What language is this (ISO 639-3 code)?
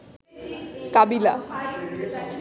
ben